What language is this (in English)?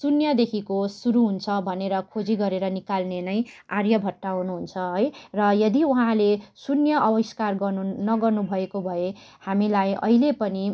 Nepali